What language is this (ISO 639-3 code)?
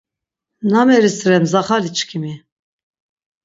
lzz